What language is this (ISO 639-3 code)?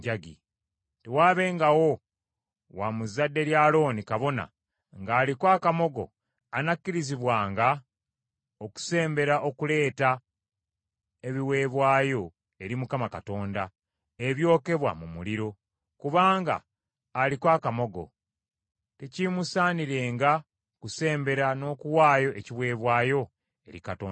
lug